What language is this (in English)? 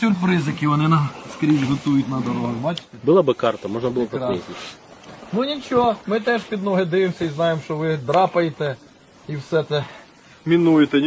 Russian